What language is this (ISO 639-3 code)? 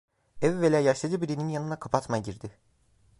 tur